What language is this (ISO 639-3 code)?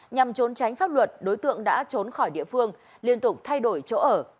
vie